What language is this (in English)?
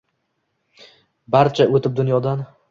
Uzbek